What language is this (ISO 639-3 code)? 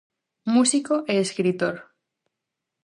glg